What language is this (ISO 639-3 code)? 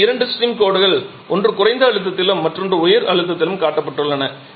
tam